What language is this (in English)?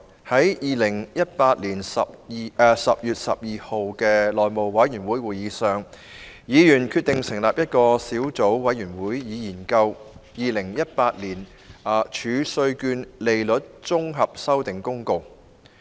Cantonese